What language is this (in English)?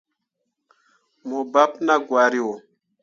Mundang